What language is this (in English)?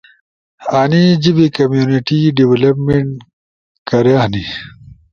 Ushojo